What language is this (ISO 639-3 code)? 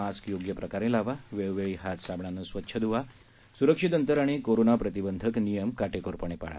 mar